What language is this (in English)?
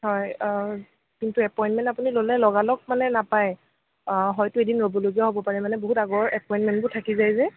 Assamese